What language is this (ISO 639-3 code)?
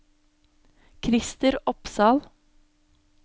nor